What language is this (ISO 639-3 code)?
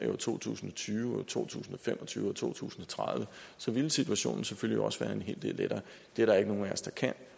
dan